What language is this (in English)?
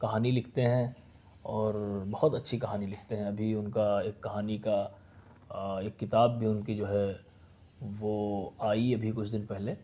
Urdu